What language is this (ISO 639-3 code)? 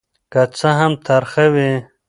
pus